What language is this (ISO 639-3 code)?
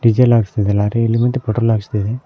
kan